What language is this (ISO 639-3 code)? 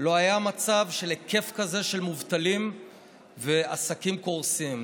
heb